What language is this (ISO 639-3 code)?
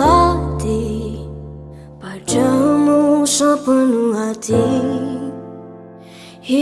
ind